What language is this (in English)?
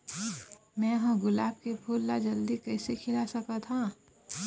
Chhattisgarhi